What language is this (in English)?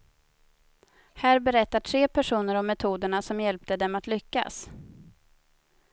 Swedish